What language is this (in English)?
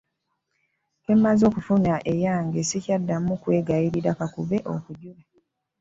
Ganda